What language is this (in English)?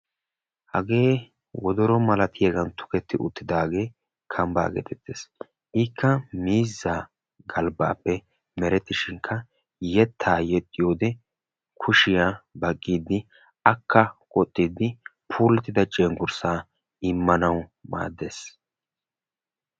Wolaytta